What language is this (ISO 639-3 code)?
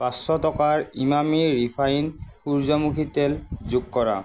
asm